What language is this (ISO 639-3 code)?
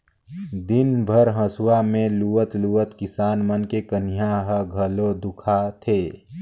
hne